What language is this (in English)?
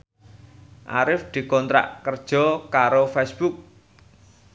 Javanese